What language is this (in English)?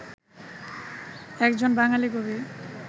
Bangla